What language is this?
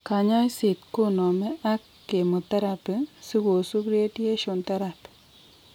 Kalenjin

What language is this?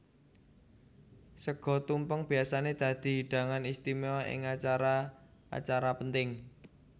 Javanese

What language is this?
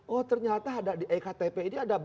Indonesian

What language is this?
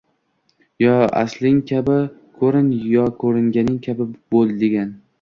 Uzbek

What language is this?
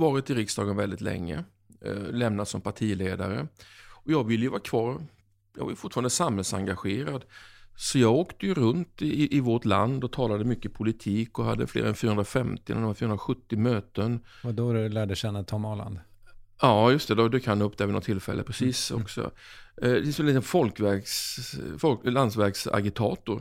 Swedish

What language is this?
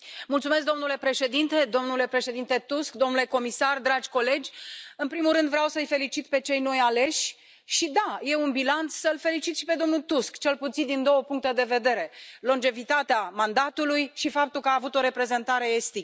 Romanian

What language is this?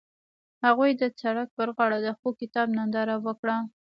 Pashto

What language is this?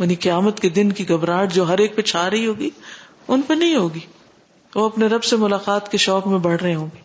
Urdu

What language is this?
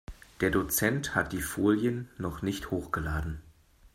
German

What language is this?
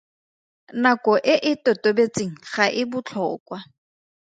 Tswana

